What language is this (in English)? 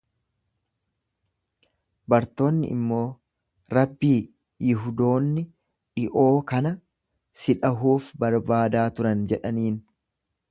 Oromo